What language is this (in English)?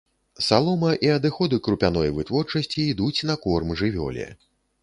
Belarusian